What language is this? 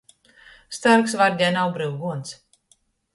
Latgalian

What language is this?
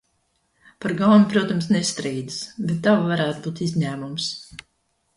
Latvian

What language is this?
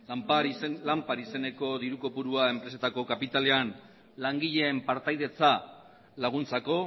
Basque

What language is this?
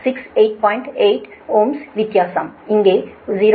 Tamil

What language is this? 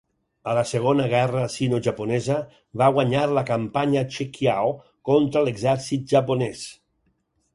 Catalan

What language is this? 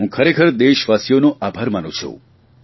Gujarati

